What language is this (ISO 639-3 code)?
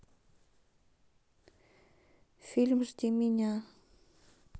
rus